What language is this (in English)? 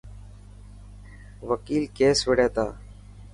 Dhatki